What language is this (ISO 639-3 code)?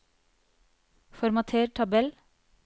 nor